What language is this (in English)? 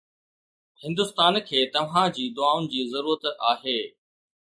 Sindhi